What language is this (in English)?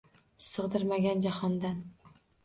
Uzbek